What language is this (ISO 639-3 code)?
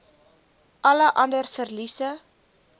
afr